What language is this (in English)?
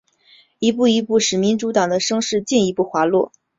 Chinese